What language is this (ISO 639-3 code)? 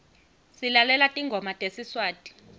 ssw